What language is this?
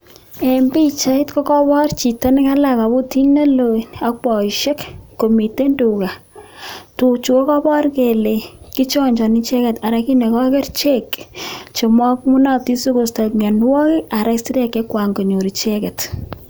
Kalenjin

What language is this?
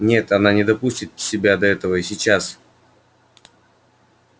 Russian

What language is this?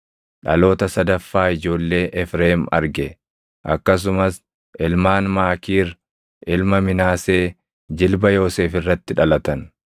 Oromo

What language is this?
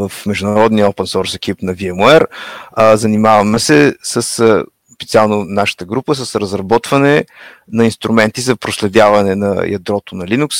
Bulgarian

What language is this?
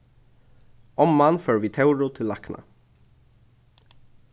Faroese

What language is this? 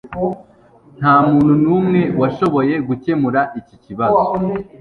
Kinyarwanda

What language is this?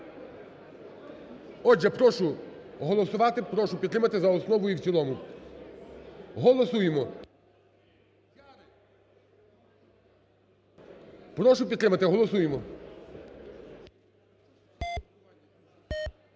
Ukrainian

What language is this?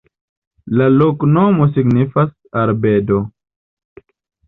Esperanto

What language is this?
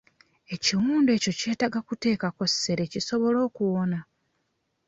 Ganda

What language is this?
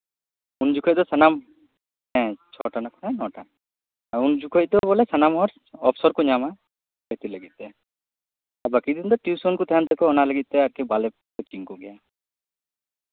Santali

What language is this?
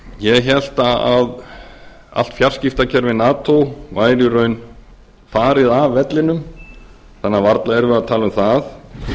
Icelandic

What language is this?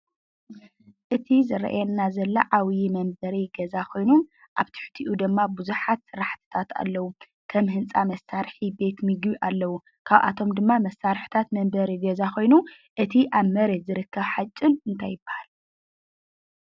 Tigrinya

